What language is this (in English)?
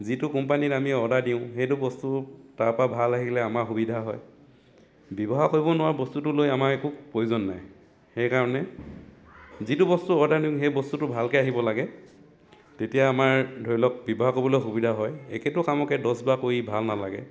Assamese